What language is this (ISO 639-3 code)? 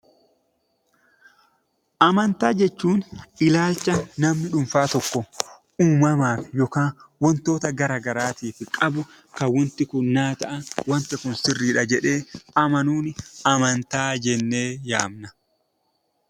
orm